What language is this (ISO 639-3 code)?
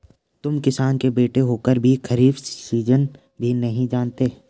hin